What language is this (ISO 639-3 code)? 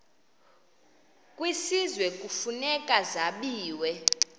xho